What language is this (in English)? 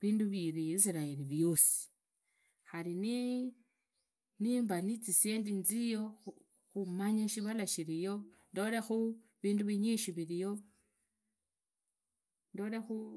Idakho-Isukha-Tiriki